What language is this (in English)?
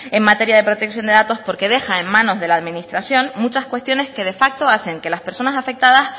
Spanish